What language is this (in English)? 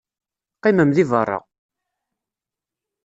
Kabyle